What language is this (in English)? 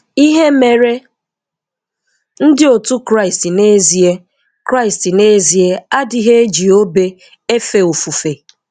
Igbo